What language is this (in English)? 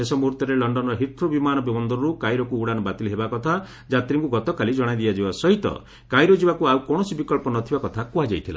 Odia